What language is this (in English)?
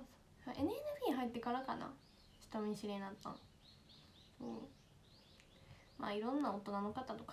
Japanese